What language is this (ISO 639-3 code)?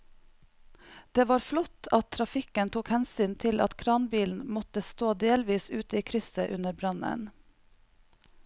nor